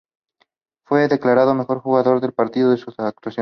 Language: Spanish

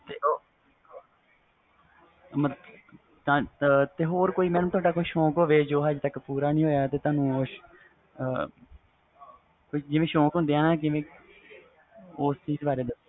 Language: Punjabi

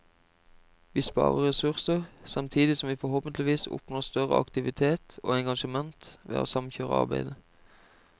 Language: Norwegian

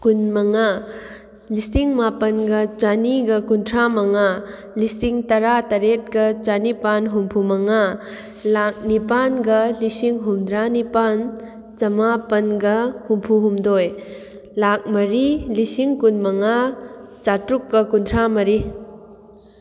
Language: Manipuri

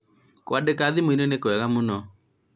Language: Kikuyu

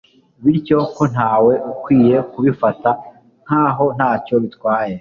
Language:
Kinyarwanda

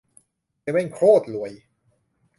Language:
Thai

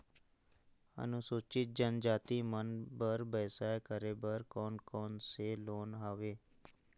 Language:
Chhattisgarhi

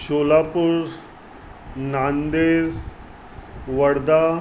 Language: Sindhi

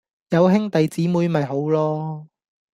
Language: Cantonese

